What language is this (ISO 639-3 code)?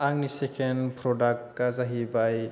brx